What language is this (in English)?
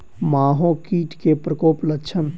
Maithili